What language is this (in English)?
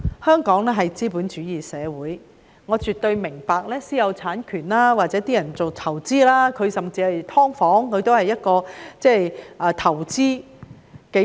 Cantonese